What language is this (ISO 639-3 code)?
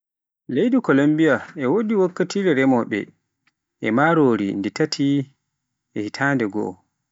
fuf